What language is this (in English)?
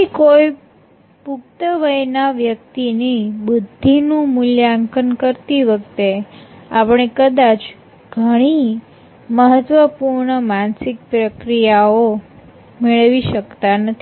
Gujarati